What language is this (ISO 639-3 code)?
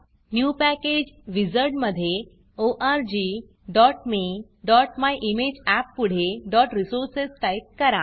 mar